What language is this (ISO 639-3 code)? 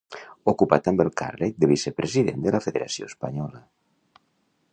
cat